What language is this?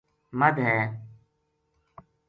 Gujari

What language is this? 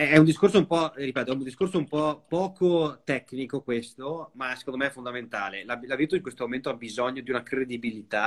Italian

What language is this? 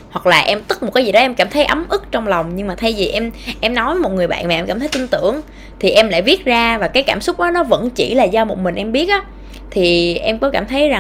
Vietnamese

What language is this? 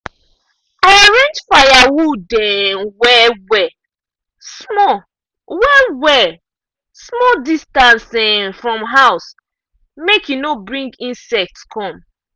Nigerian Pidgin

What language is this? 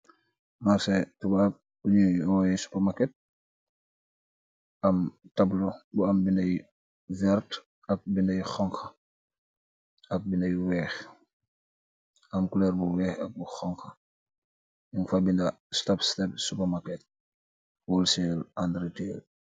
Wolof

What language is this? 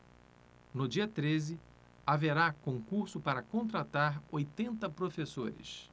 Portuguese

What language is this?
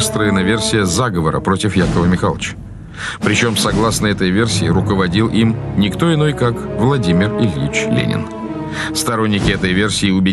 Russian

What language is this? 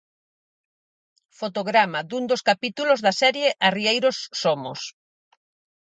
Galician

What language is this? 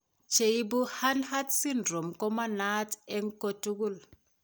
Kalenjin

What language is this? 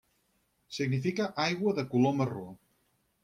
Catalan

